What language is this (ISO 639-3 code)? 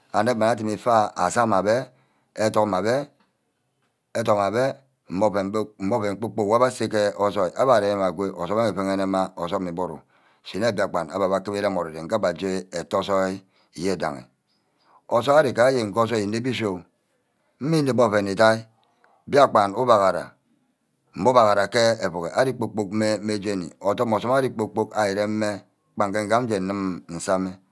byc